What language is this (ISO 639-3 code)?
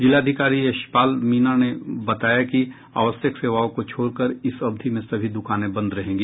hin